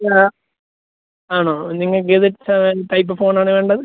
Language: Malayalam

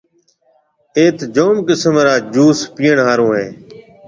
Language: Marwari (Pakistan)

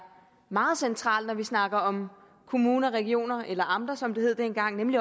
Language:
Danish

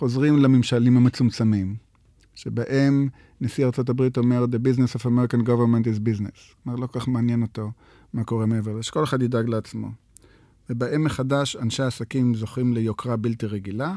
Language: Hebrew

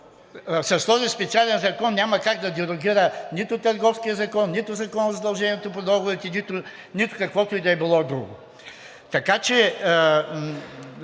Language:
Bulgarian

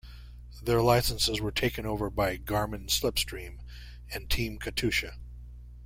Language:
English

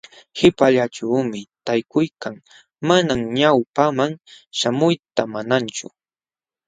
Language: Jauja Wanca Quechua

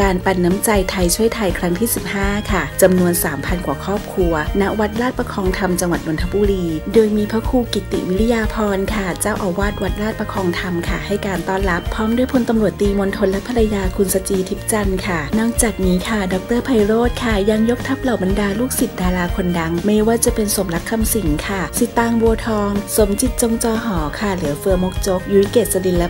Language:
Thai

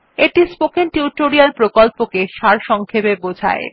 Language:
Bangla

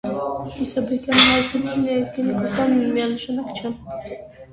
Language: Armenian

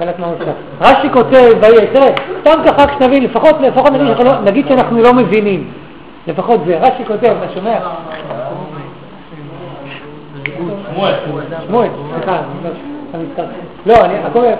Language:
Hebrew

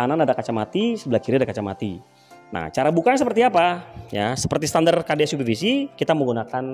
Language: Indonesian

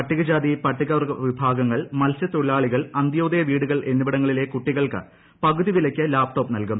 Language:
Malayalam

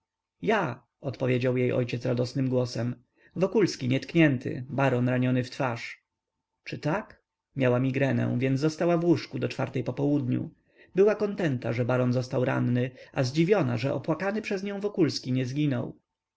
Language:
Polish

